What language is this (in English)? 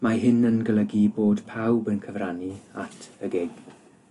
Welsh